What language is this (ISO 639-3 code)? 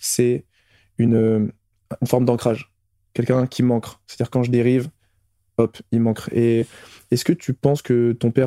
fra